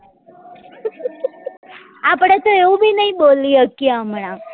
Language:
Gujarati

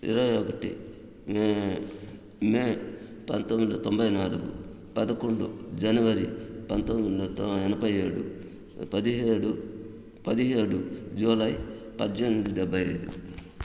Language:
Telugu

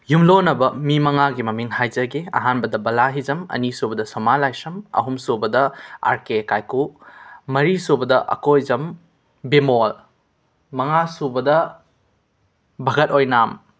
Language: Manipuri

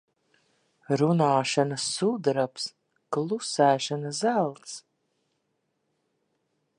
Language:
Latvian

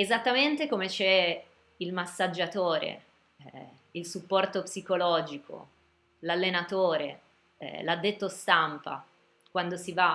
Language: Italian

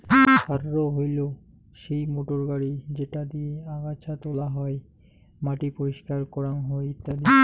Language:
Bangla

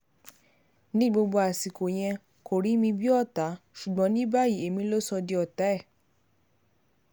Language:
Yoruba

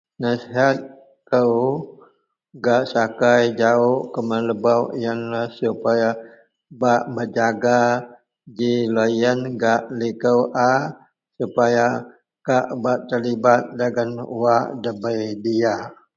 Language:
Central Melanau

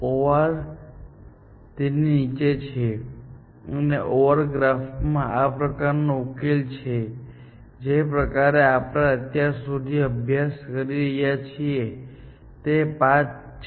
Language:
Gujarati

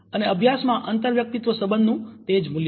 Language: Gujarati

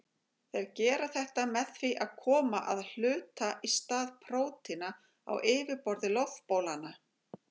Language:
Icelandic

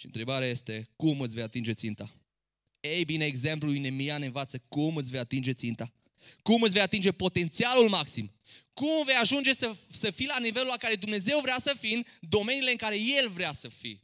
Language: Romanian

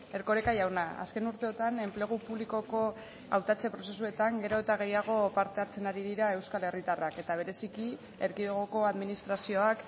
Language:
Basque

